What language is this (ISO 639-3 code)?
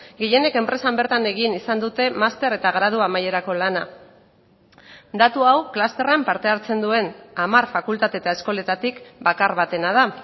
eus